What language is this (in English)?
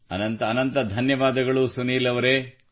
Kannada